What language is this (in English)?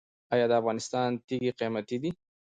Pashto